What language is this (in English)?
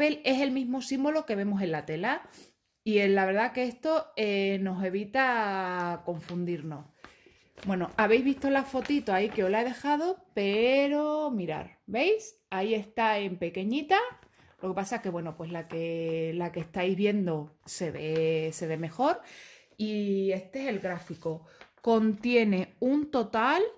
Spanish